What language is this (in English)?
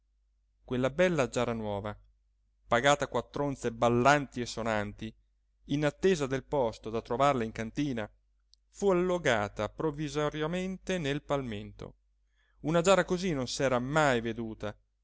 Italian